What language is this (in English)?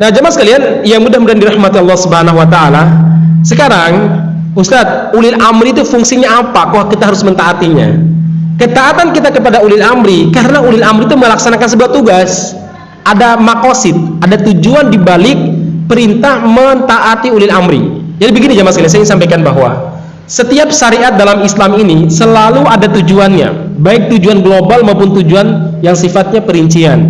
Indonesian